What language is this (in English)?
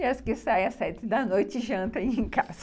Portuguese